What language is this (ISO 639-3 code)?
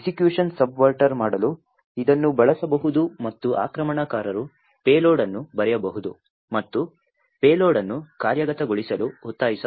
kan